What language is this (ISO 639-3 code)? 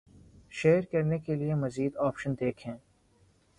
urd